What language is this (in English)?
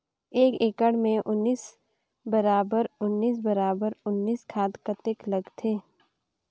Chhattisgarhi